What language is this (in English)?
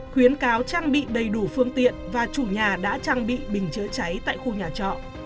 Vietnamese